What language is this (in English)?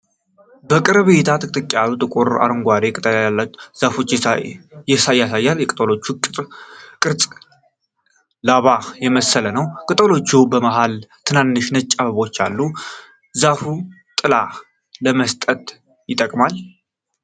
Amharic